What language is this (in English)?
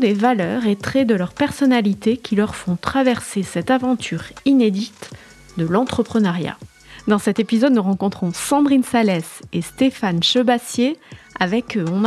French